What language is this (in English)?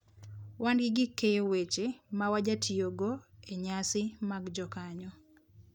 Luo (Kenya and Tanzania)